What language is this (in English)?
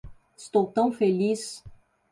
Portuguese